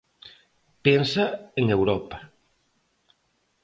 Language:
Galician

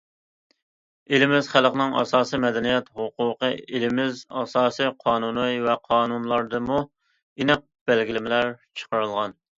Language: Uyghur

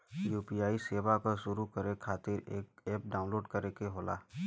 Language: Bhojpuri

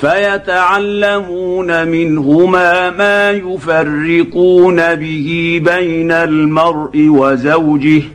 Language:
Arabic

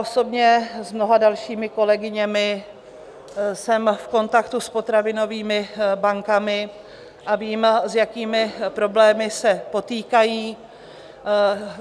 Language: Czech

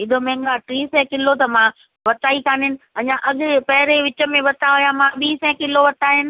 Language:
Sindhi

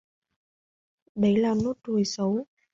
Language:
Vietnamese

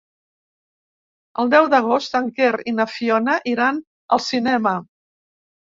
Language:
Catalan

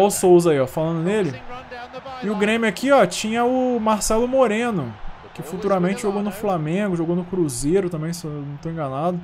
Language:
Portuguese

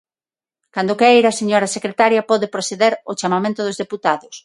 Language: Galician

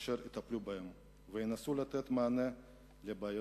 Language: Hebrew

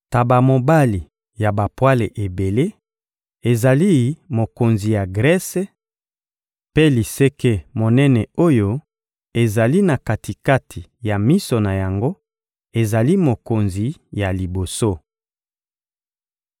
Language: Lingala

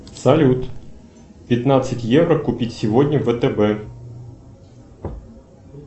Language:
Russian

